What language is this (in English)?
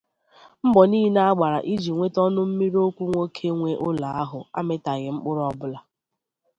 Igbo